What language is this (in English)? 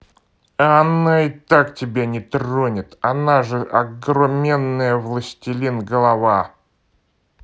Russian